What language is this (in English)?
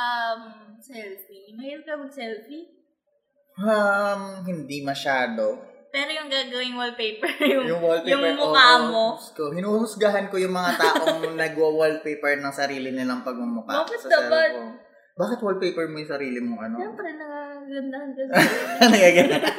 Filipino